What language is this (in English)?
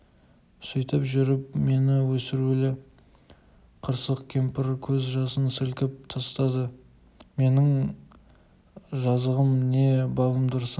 Kazakh